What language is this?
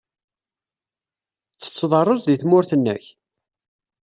Kabyle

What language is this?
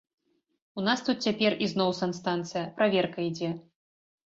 Belarusian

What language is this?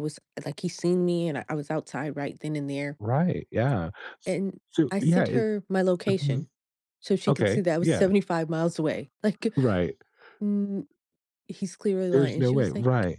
English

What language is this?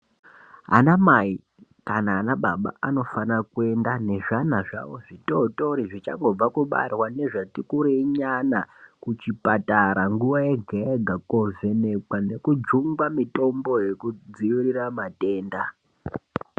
Ndau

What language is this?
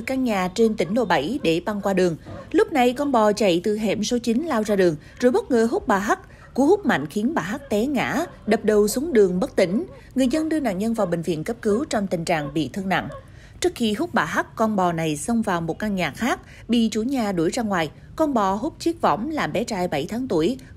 Vietnamese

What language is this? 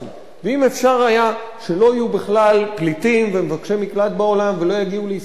Hebrew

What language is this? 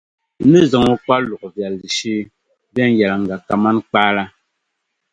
Dagbani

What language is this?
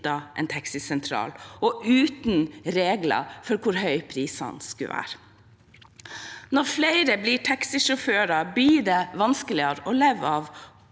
Norwegian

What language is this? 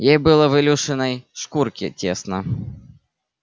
Russian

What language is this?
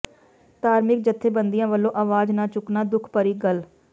Punjabi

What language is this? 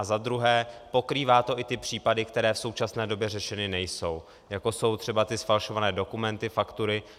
Czech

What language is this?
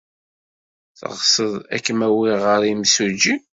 Kabyle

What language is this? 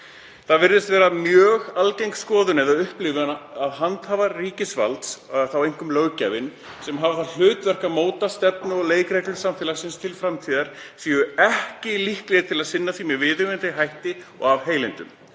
Icelandic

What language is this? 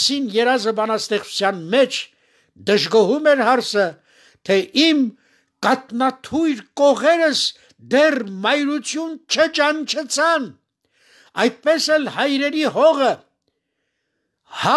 Turkish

